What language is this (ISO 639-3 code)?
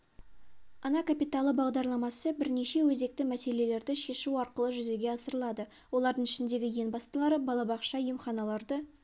kaz